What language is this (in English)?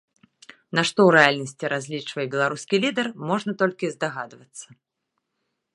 Belarusian